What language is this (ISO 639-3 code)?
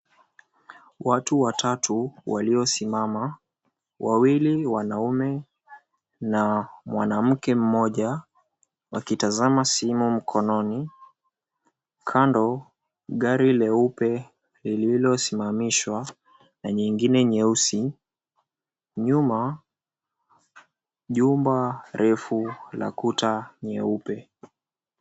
swa